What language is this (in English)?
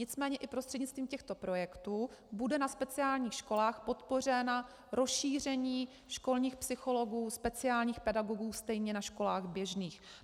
Czech